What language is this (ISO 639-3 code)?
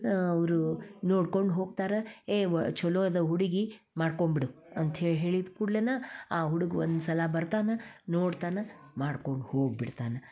kan